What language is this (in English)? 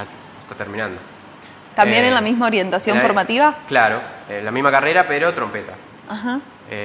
Spanish